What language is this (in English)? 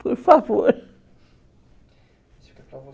Portuguese